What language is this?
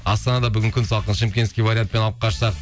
Kazakh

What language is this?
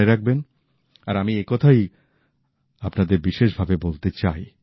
Bangla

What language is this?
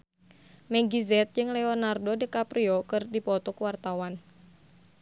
Sundanese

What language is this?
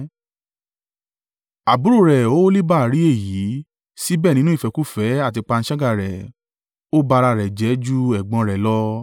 Yoruba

